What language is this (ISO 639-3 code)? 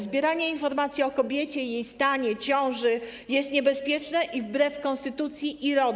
pol